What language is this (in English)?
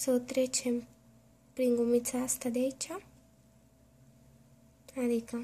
Romanian